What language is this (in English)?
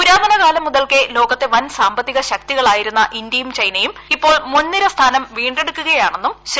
Malayalam